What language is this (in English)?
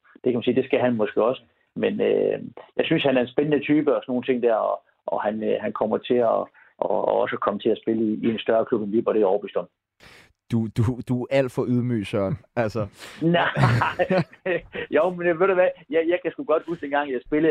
Danish